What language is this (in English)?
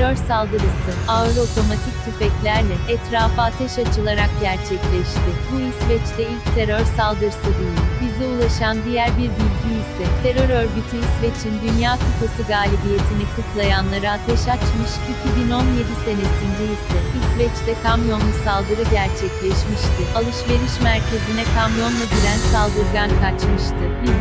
Turkish